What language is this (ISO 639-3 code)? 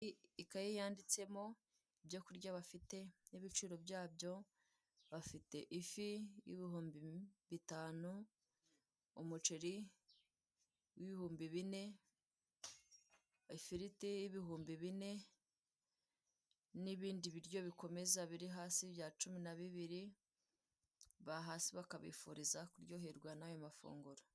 kin